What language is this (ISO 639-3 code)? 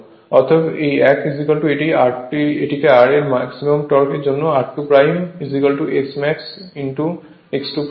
ben